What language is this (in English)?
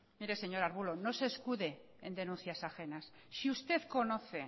Spanish